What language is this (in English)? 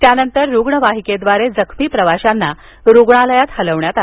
Marathi